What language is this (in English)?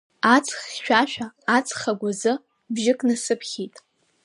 Abkhazian